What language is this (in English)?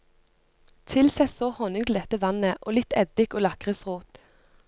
Norwegian